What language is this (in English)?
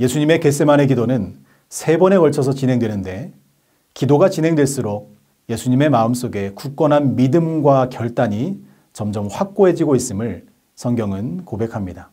Korean